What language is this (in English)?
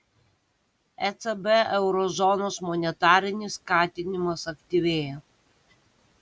Lithuanian